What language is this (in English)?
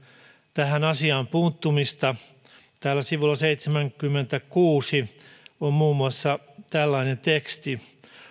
Finnish